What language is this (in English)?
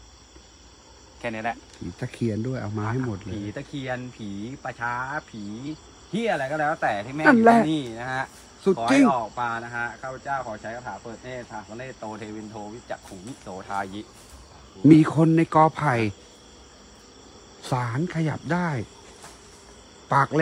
Thai